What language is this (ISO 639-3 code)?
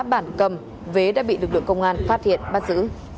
vie